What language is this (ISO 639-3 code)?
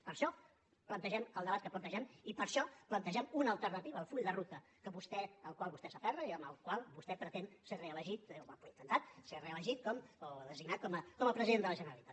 cat